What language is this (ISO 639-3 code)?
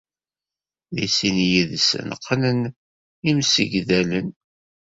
kab